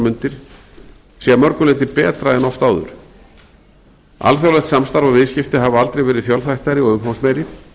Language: Icelandic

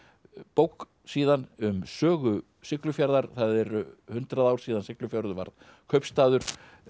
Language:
Icelandic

